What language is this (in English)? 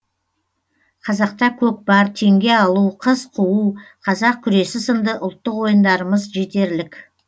Kazakh